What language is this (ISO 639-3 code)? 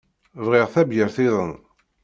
kab